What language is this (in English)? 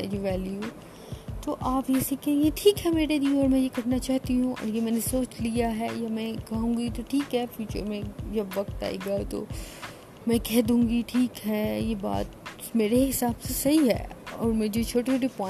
Urdu